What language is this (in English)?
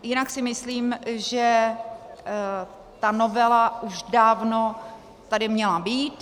Czech